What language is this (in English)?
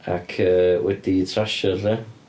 Welsh